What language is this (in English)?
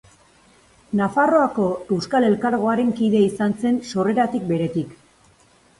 Basque